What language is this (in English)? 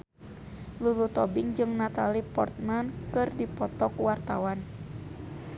Sundanese